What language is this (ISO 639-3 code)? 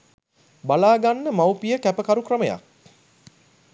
sin